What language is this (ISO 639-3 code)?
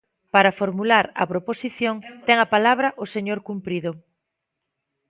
glg